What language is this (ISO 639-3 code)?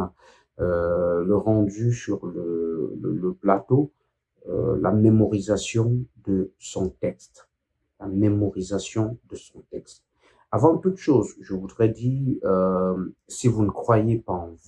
fra